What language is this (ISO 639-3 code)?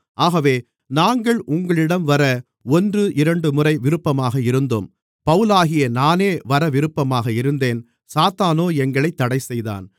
tam